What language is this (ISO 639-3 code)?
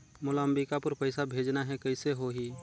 hne